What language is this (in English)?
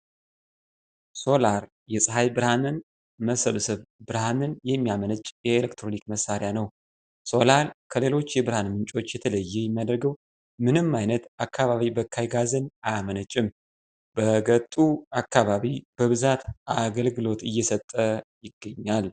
Amharic